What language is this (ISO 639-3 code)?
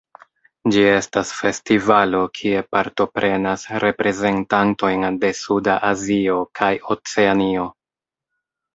epo